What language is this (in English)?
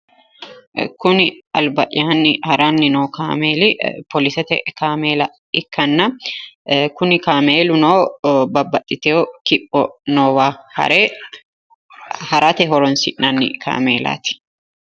Sidamo